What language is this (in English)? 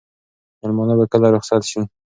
Pashto